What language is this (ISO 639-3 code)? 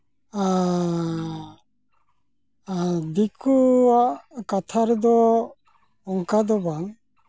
sat